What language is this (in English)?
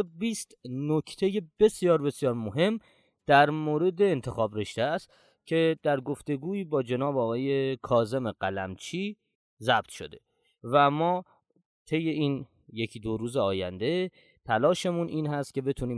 Persian